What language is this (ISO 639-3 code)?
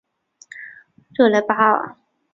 zho